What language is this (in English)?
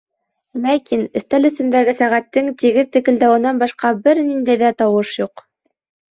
Bashkir